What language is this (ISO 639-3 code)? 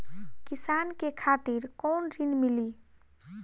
bho